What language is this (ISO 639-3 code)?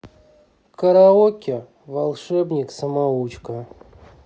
rus